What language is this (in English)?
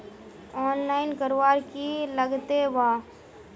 Magahi